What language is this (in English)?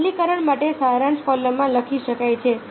Gujarati